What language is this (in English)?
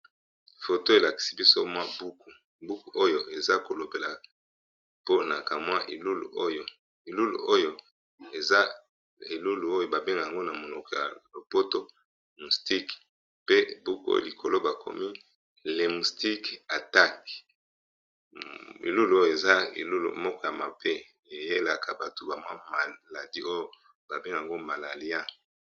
Lingala